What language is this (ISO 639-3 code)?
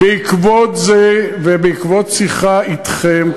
heb